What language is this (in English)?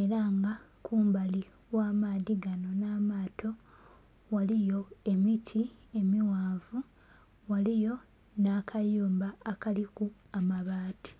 Soga